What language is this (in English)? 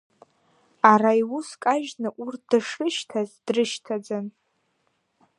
Abkhazian